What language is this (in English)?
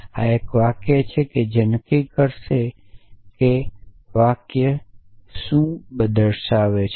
Gujarati